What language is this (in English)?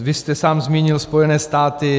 Czech